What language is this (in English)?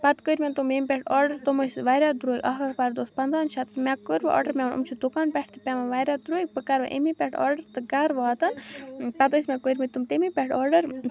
Kashmiri